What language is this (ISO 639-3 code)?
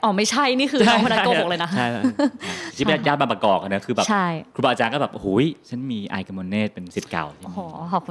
tha